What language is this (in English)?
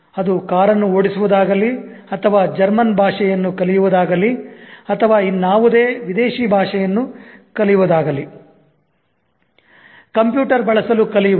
Kannada